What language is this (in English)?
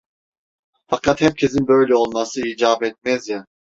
Turkish